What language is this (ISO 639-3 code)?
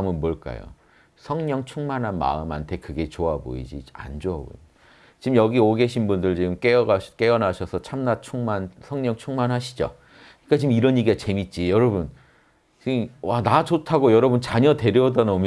kor